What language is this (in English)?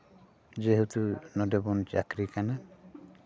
Santali